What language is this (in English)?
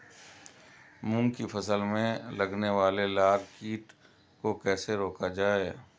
Hindi